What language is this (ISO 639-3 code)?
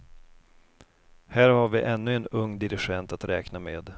swe